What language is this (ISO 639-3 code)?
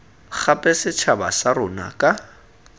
tsn